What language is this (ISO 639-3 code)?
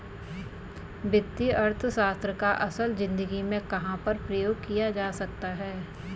hin